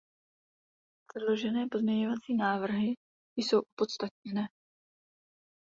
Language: Czech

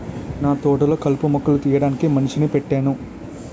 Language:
Telugu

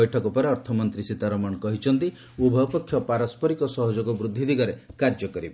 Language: Odia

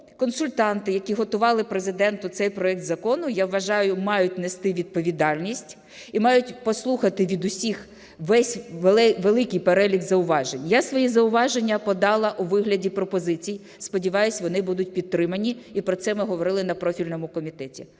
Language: Ukrainian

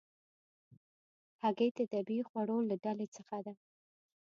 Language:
Pashto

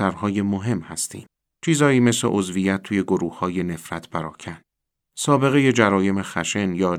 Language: Persian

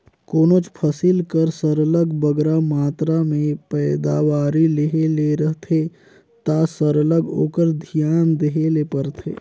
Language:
Chhattisgarhi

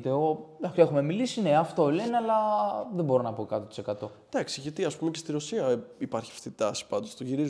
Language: Greek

